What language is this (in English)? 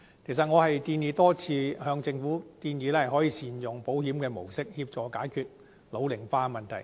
Cantonese